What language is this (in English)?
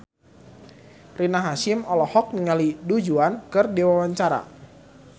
Sundanese